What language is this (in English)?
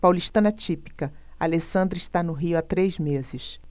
Portuguese